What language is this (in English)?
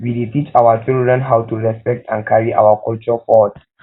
Nigerian Pidgin